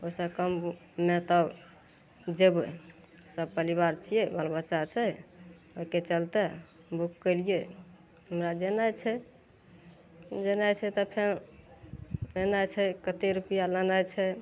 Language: Maithili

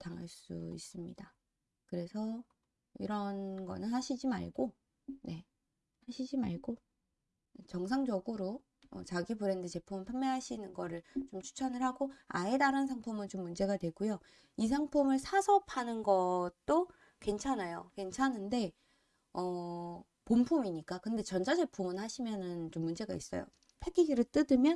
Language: Korean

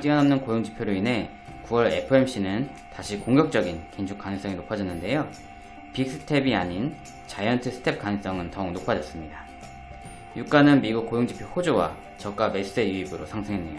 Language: Korean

